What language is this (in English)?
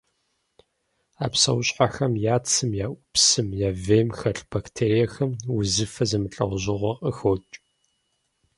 Kabardian